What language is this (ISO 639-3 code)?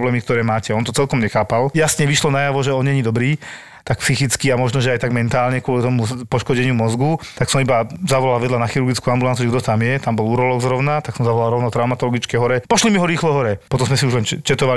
slk